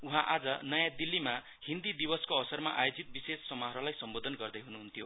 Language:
Nepali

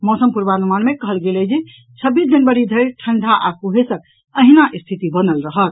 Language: Maithili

